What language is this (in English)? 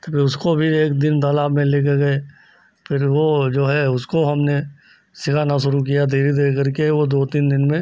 Hindi